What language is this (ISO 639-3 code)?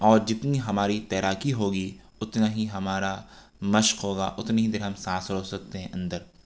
urd